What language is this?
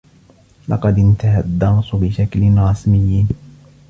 Arabic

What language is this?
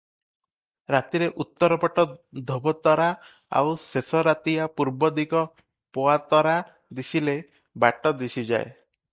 Odia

